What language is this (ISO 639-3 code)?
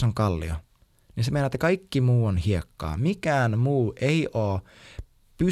fin